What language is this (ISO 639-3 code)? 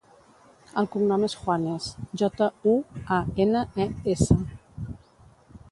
cat